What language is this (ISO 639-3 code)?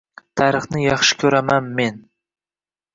uzb